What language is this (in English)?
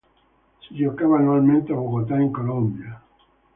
Italian